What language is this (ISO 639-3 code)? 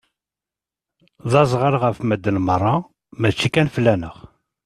kab